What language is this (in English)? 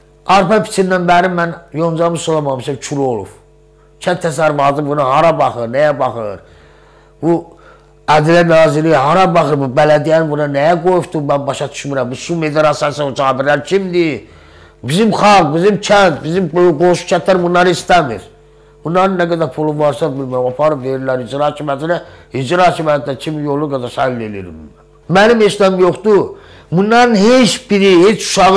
Turkish